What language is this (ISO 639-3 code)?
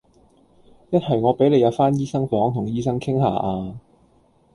yue